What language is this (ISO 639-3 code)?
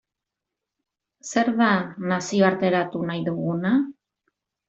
eus